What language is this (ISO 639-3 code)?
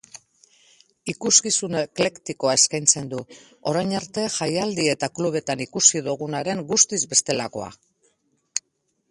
eus